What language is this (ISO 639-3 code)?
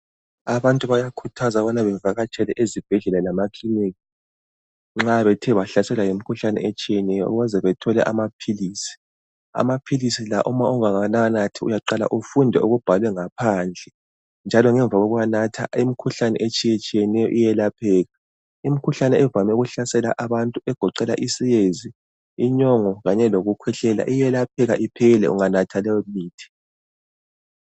nde